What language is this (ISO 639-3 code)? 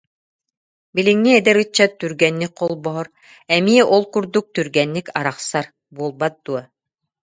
sah